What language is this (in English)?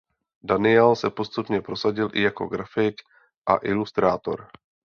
Czech